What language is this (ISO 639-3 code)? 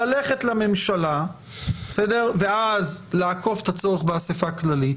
heb